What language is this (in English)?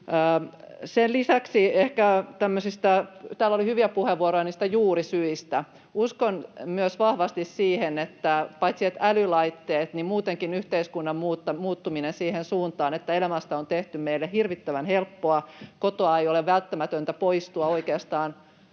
Finnish